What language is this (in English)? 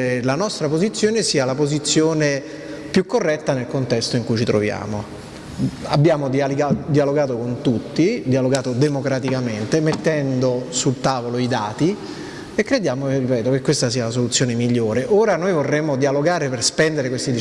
Italian